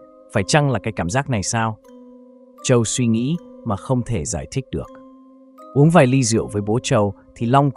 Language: Vietnamese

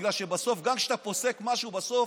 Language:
Hebrew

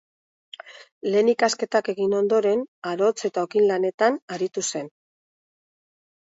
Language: Basque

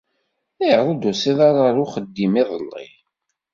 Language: Kabyle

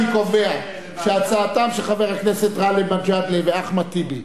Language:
Hebrew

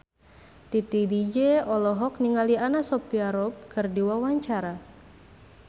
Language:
Sundanese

